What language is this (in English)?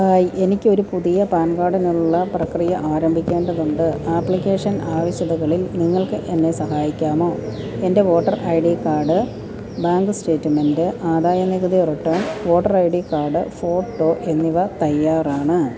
Malayalam